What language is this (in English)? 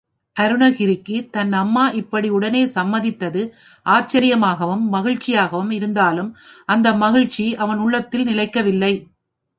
Tamil